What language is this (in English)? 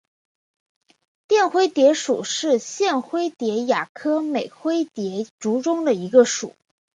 Chinese